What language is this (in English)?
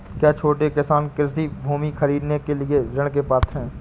Hindi